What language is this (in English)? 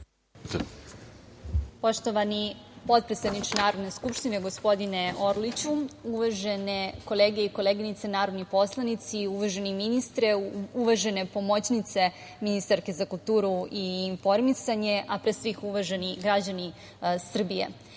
Serbian